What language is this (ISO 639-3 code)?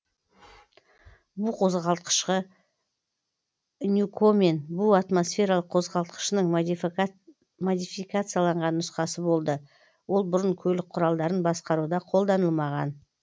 kaz